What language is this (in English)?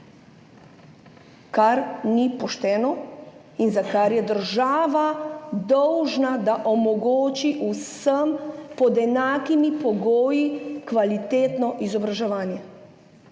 Slovenian